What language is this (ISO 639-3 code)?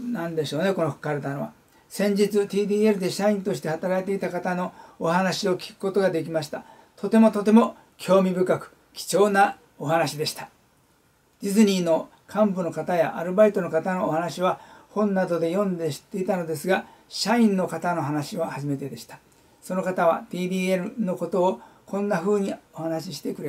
jpn